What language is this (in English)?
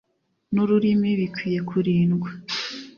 Kinyarwanda